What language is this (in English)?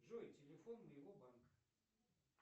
Russian